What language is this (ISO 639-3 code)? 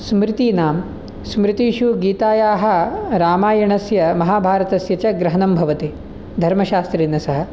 san